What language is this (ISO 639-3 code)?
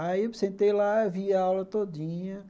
por